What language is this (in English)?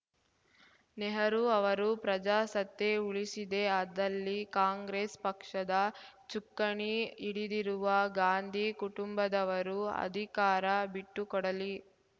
Kannada